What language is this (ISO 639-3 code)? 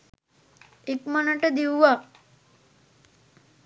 sin